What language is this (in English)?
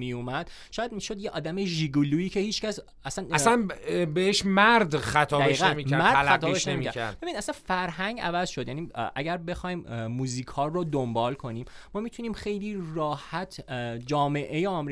Persian